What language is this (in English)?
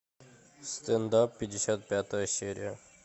Russian